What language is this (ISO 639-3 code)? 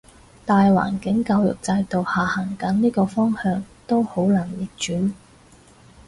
yue